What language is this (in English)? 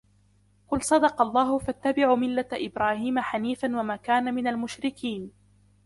Arabic